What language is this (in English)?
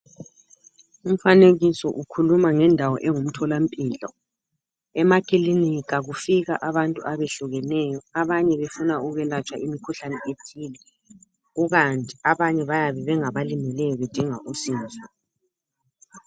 North Ndebele